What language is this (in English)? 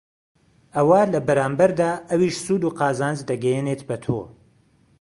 Central Kurdish